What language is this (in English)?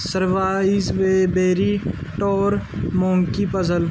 Punjabi